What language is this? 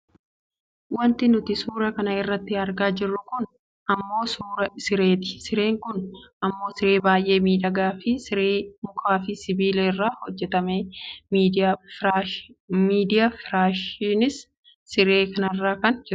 Oromo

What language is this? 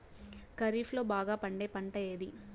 Telugu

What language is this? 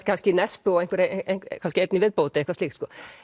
Icelandic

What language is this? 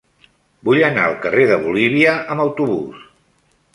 Catalan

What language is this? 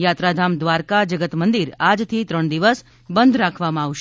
Gujarati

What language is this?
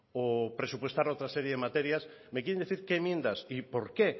Spanish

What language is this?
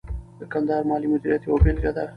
Pashto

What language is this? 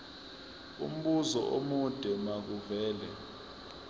Zulu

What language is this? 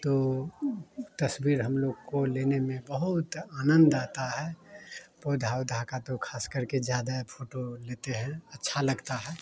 Hindi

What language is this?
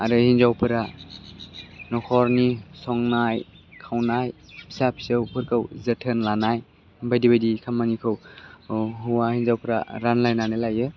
Bodo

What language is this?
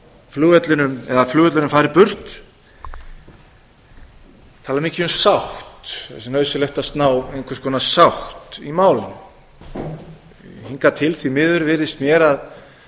Icelandic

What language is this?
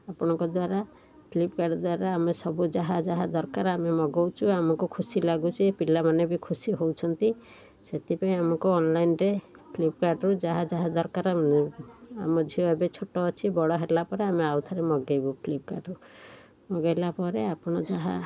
Odia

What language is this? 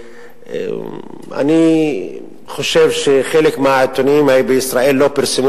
Hebrew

